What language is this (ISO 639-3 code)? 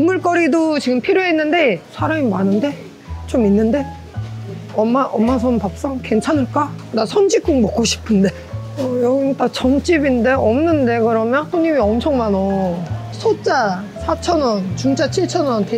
kor